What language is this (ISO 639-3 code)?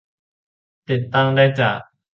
tha